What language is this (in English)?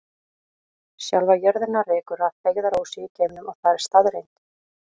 Icelandic